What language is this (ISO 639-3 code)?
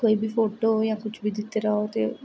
doi